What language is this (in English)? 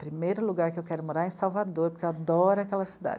Portuguese